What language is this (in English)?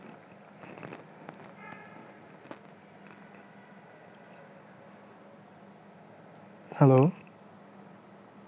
Bangla